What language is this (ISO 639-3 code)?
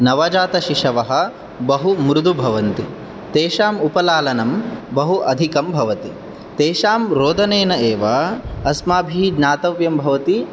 san